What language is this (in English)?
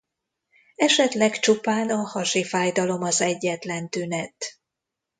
Hungarian